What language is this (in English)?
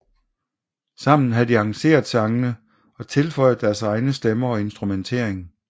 Danish